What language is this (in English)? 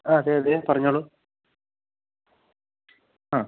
Malayalam